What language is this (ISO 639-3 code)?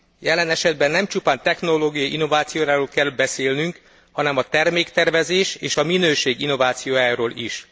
hun